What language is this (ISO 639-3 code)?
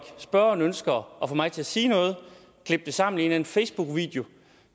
dan